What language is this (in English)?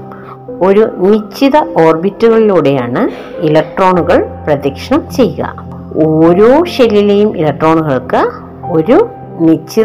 Malayalam